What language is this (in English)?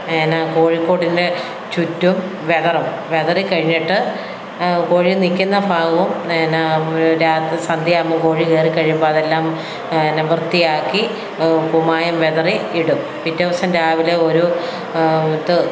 Malayalam